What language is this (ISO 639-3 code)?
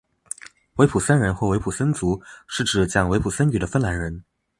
zho